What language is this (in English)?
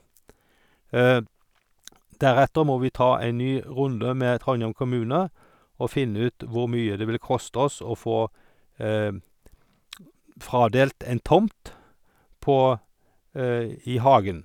Norwegian